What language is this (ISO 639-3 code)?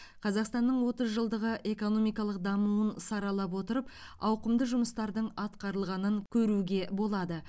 kaz